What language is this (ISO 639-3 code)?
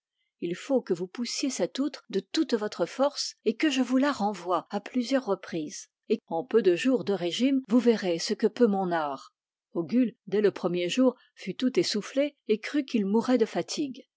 fra